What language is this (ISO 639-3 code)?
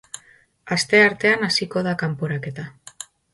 eus